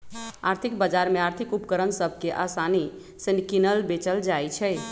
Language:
Magahi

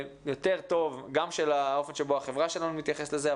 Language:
Hebrew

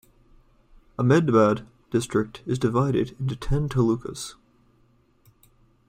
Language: English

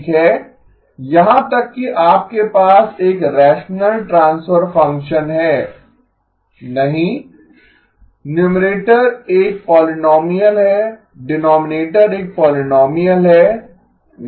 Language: Hindi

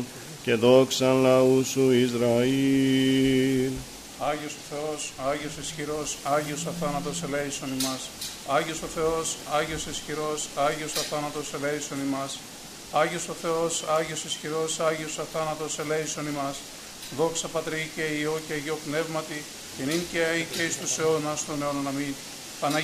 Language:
Greek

